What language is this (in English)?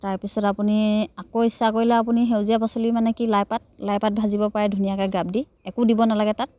Assamese